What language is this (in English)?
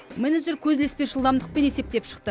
Kazakh